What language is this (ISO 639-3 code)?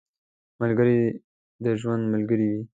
pus